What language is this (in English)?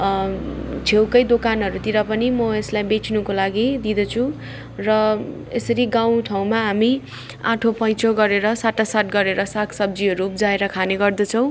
Nepali